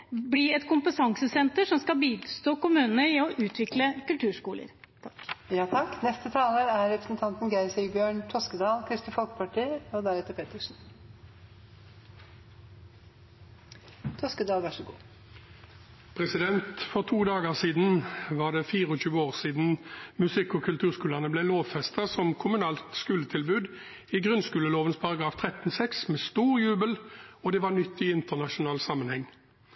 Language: Norwegian Bokmål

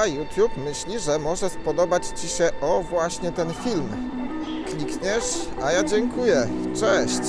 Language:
Polish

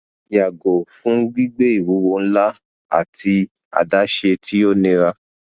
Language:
Yoruba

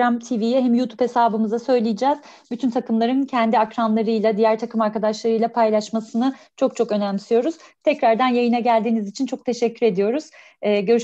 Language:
Turkish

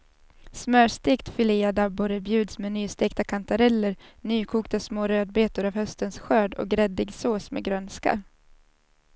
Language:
Swedish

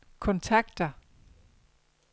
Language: Danish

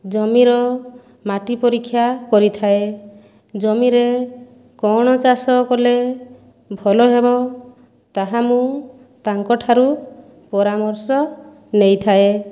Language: Odia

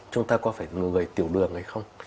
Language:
Vietnamese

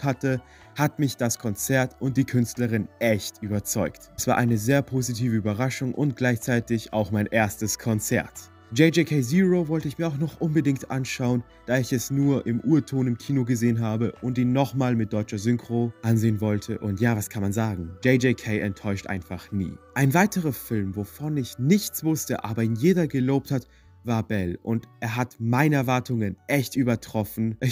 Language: German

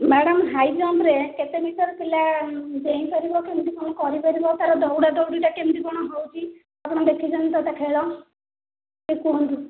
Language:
Odia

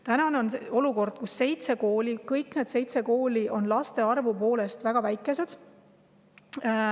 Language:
Estonian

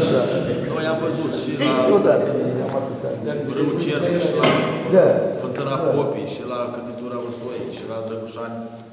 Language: Romanian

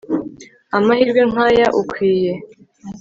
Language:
Kinyarwanda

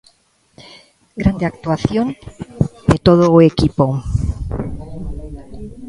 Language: Galician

